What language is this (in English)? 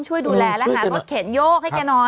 Thai